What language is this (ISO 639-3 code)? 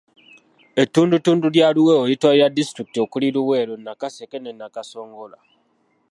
lug